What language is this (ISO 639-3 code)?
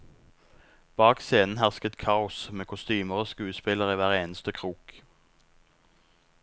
nor